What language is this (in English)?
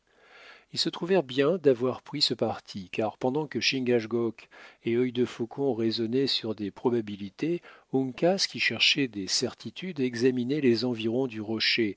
French